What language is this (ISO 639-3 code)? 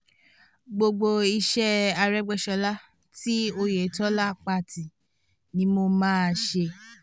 yor